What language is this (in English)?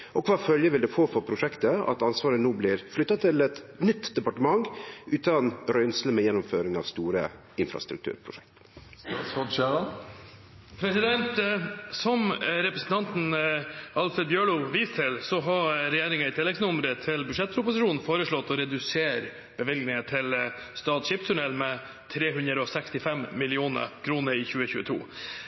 Norwegian